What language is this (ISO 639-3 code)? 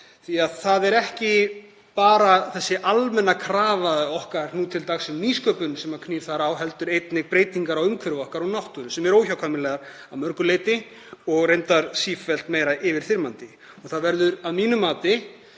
isl